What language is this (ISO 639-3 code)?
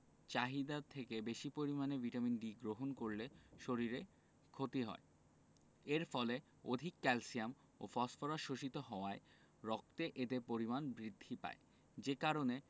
ben